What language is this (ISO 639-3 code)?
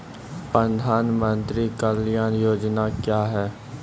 mai